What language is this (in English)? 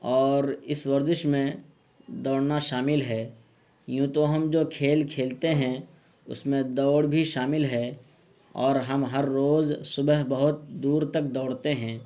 Urdu